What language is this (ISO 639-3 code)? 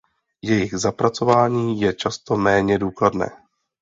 ces